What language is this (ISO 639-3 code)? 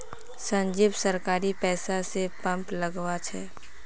mag